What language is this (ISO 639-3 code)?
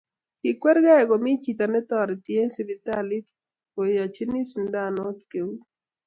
kln